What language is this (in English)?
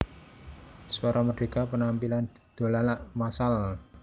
Javanese